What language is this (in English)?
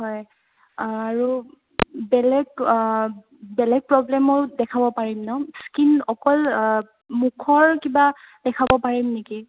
Assamese